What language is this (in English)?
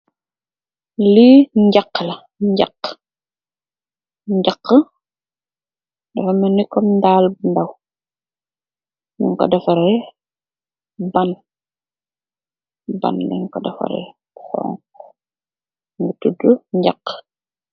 Wolof